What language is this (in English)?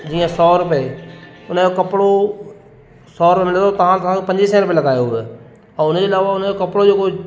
Sindhi